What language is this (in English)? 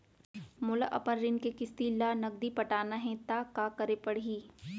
Chhattisgarhi